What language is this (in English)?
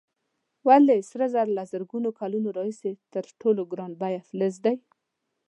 Pashto